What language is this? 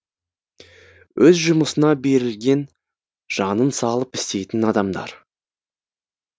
Kazakh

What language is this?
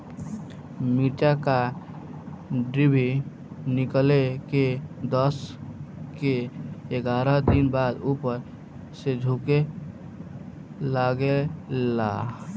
Bhojpuri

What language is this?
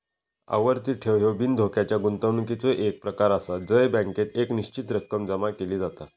Marathi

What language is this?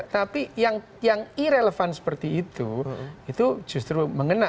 Indonesian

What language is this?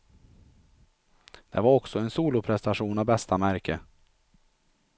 Swedish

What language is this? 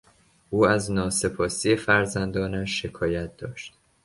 Persian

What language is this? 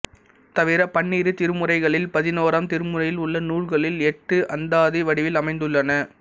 Tamil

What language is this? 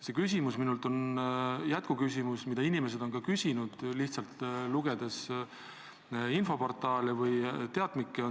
Estonian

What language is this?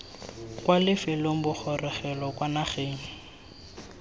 Tswana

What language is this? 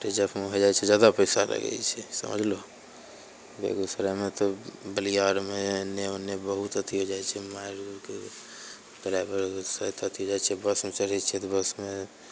Maithili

